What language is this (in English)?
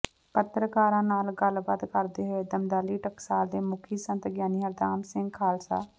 Punjabi